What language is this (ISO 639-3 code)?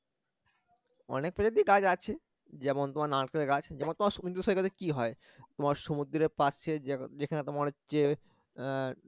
ben